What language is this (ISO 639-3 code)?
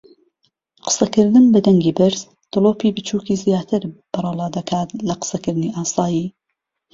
ckb